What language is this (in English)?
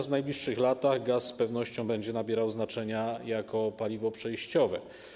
Polish